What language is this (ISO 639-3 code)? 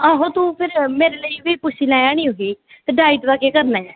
doi